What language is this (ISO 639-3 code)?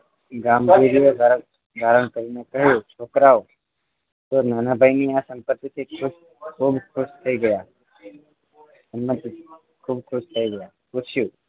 guj